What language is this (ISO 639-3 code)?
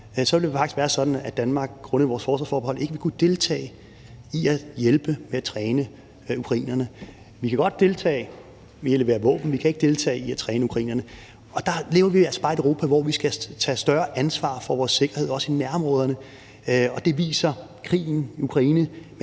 dan